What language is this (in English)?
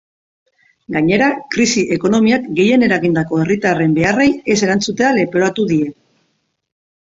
Basque